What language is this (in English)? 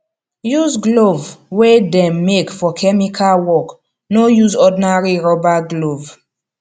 Nigerian Pidgin